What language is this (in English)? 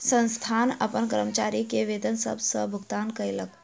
Maithili